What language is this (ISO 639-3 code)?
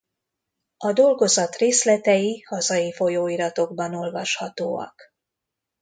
hun